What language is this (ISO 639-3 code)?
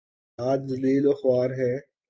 urd